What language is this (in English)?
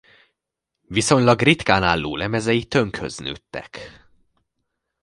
Hungarian